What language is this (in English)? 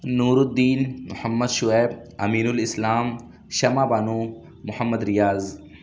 Urdu